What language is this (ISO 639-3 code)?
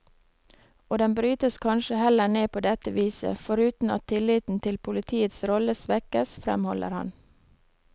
nor